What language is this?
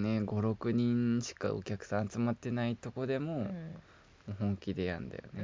Japanese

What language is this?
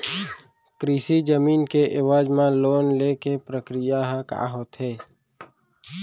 Chhattisgarhi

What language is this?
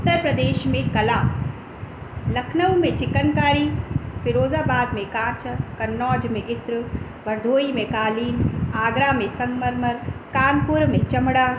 Sindhi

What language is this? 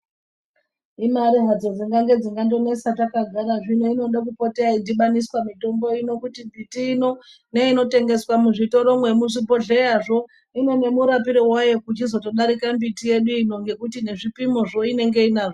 Ndau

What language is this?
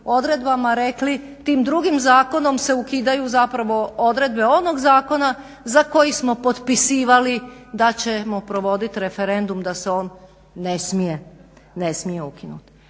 Croatian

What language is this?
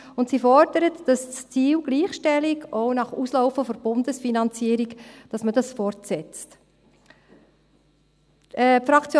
Swiss German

